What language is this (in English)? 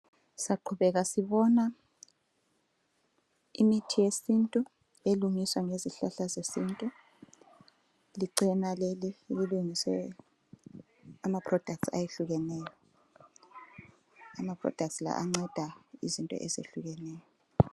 North Ndebele